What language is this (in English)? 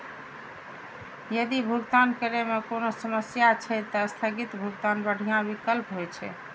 Maithili